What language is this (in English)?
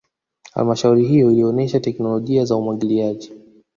Swahili